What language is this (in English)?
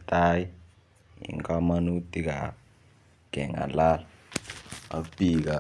Kalenjin